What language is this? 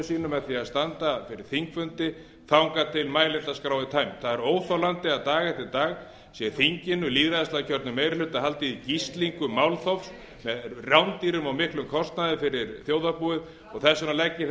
Icelandic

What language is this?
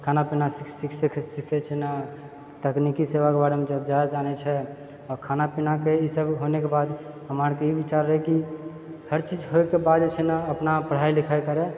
Maithili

